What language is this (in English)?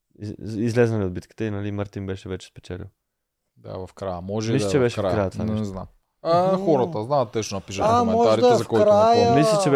Bulgarian